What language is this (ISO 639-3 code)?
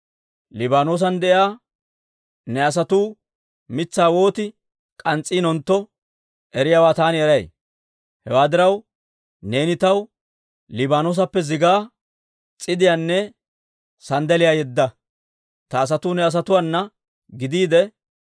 dwr